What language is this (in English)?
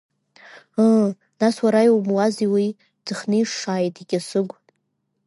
Abkhazian